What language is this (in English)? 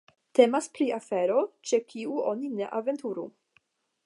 Esperanto